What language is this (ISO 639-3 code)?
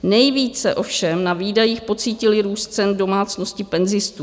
ces